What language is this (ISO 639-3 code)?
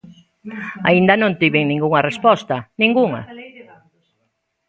glg